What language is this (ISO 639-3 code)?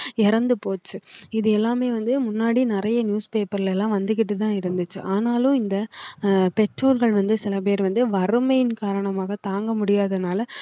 tam